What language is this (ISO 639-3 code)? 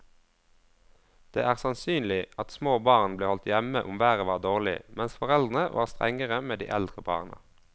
nor